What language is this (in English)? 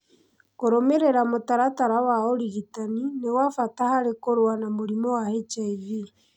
Kikuyu